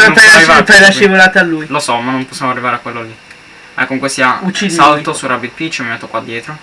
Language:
Italian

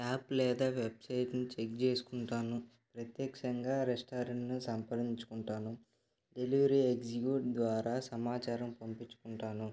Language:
Telugu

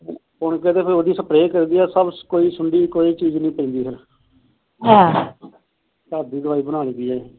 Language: Punjabi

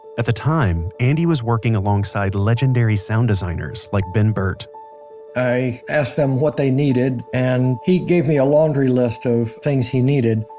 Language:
English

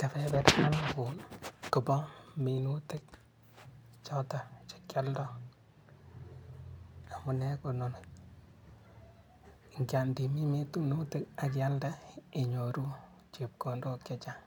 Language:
Kalenjin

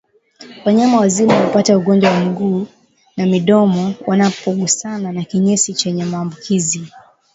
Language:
Swahili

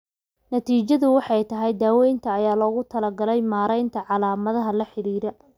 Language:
Somali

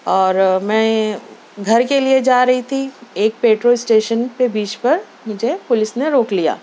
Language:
Urdu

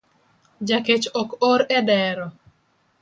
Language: Luo (Kenya and Tanzania)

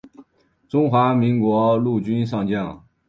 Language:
Chinese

